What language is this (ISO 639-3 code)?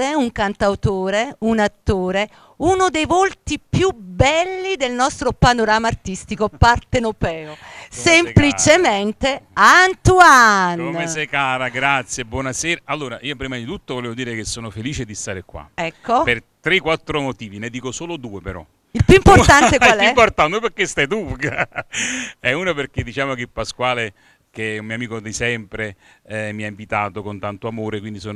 ita